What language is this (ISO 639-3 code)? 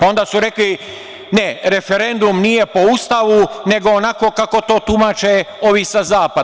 srp